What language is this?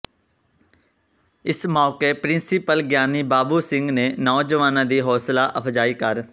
Punjabi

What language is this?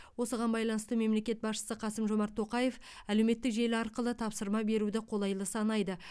Kazakh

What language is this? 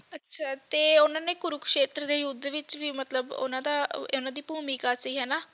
Punjabi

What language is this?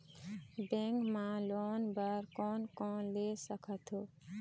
Chhattisgarhi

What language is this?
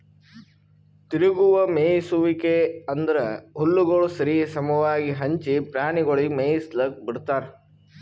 Kannada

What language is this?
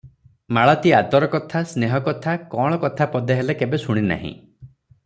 Odia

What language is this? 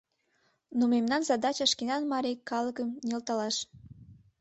Mari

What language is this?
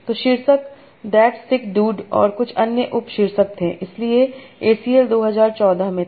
Hindi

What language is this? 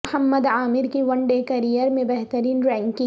Urdu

